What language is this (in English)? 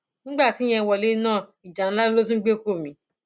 Yoruba